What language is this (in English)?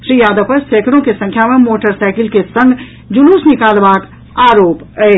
Maithili